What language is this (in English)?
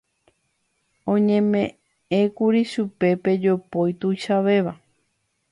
Guarani